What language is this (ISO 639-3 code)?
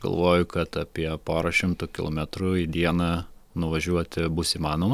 lit